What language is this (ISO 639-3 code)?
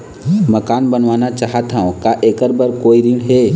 hne